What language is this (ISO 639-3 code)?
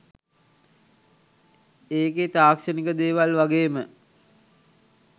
sin